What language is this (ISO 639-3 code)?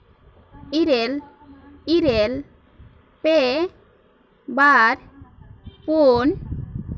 sat